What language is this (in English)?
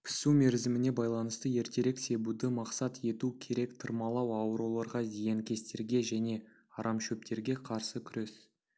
Kazakh